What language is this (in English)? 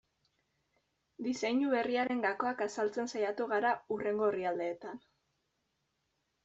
Basque